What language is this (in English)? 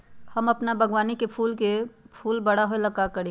Magahi